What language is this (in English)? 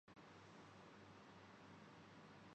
Urdu